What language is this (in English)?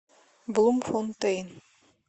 Russian